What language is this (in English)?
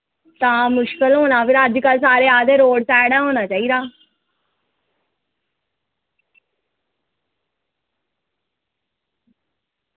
Dogri